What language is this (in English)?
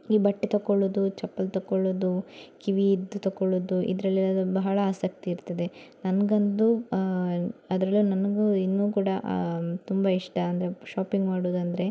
Kannada